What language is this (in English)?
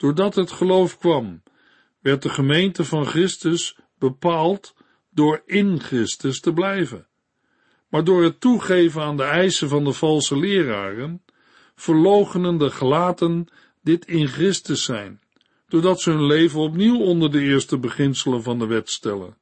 Dutch